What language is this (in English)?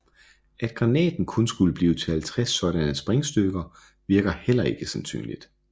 Danish